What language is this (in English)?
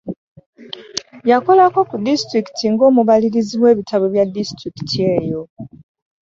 Ganda